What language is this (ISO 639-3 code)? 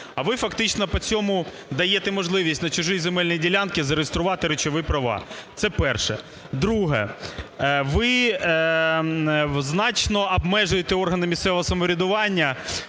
ukr